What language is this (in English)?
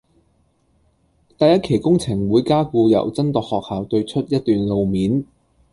Cantonese